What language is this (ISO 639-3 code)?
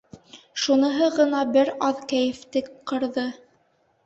bak